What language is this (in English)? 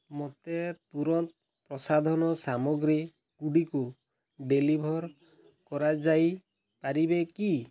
Odia